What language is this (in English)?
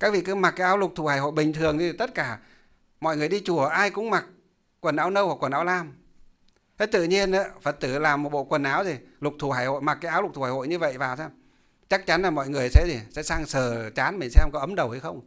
Vietnamese